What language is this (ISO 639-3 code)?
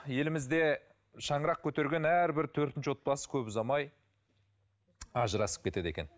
kaz